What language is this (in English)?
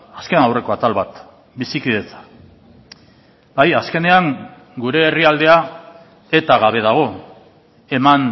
Basque